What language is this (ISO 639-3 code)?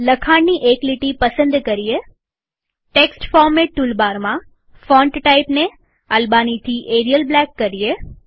guj